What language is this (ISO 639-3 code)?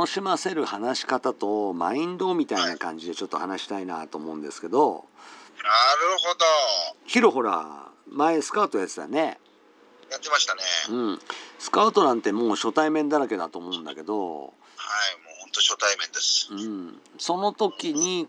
jpn